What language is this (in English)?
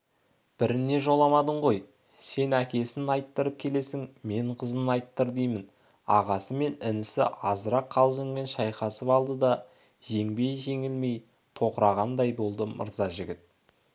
Kazakh